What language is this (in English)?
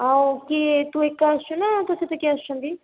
Odia